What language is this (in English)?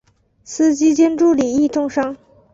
Chinese